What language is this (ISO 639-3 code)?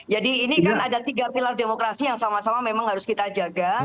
ind